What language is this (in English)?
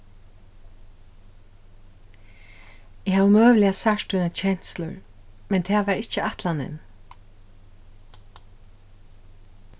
Faroese